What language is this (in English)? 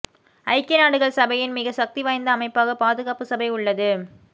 Tamil